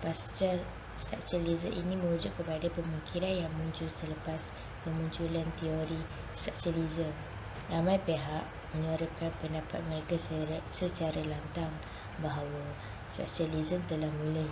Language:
Malay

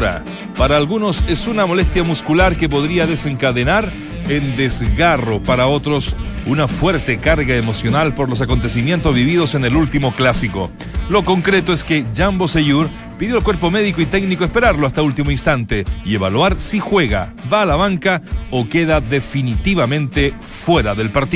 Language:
Spanish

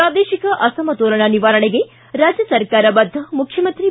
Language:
Kannada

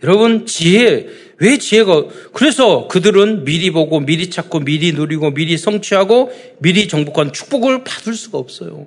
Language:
Korean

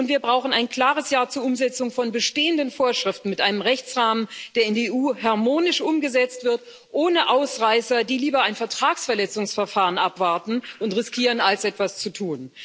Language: German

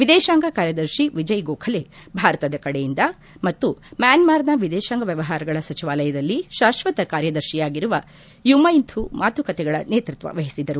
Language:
Kannada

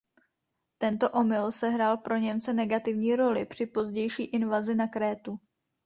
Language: Czech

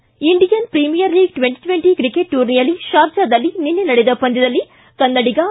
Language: Kannada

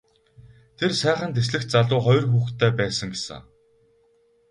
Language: Mongolian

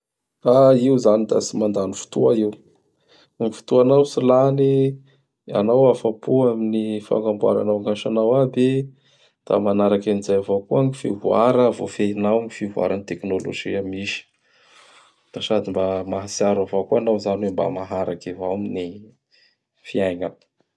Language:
Bara Malagasy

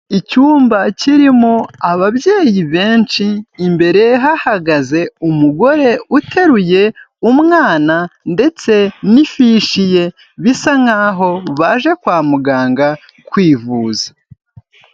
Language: Kinyarwanda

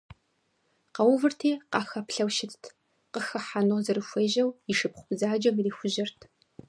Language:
Kabardian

